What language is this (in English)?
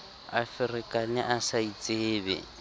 Southern Sotho